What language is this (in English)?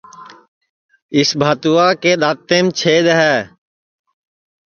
Sansi